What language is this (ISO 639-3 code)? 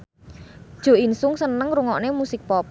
jav